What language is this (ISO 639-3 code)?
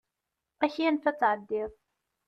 kab